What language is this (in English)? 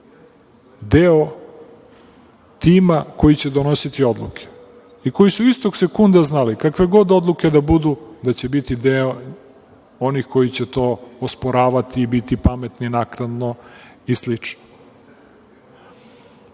Serbian